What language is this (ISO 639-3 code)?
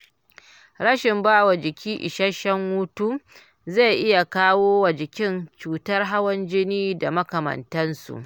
hau